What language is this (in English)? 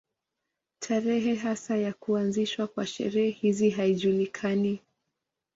Swahili